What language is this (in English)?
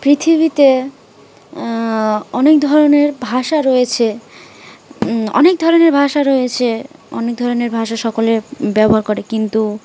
Bangla